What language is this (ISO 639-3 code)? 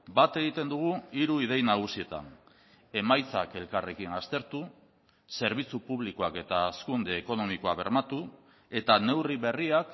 eus